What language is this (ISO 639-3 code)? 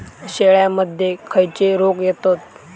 mar